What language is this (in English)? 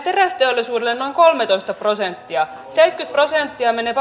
Finnish